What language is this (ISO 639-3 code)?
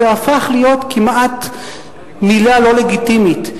heb